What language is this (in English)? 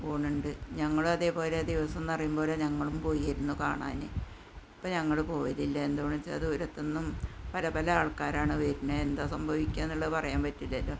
Malayalam